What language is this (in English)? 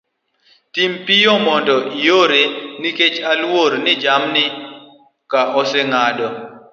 Luo (Kenya and Tanzania)